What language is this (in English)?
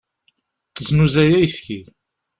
Kabyle